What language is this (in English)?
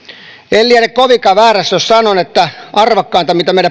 Finnish